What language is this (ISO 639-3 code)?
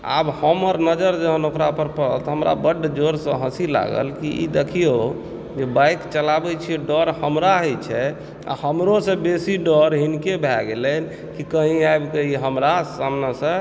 mai